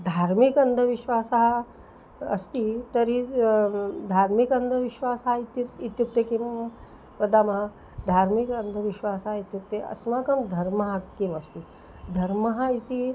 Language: Sanskrit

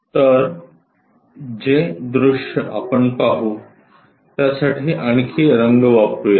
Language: Marathi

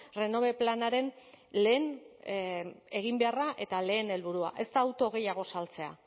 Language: Basque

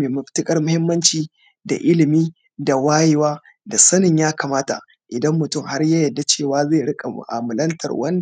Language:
Hausa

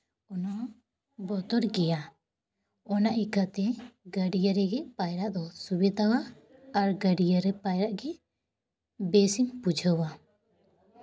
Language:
Santali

